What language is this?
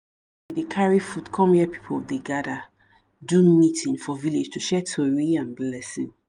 Nigerian Pidgin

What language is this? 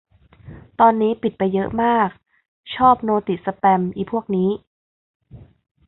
Thai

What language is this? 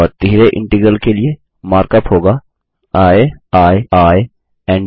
Hindi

